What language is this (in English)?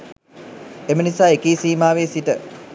Sinhala